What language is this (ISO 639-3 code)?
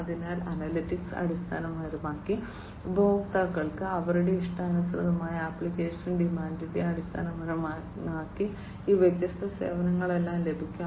mal